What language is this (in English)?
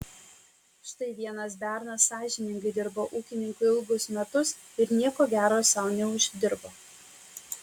Lithuanian